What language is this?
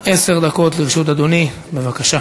Hebrew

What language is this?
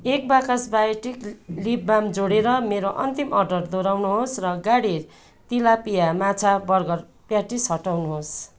Nepali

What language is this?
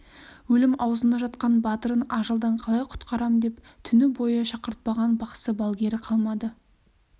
Kazakh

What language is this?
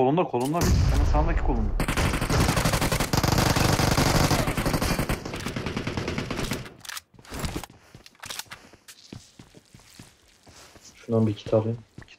Turkish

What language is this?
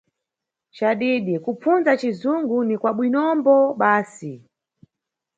Nyungwe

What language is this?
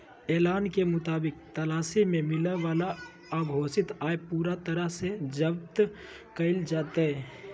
Magahi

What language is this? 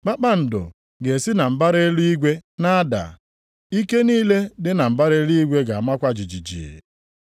Igbo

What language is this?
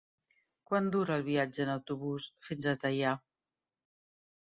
Catalan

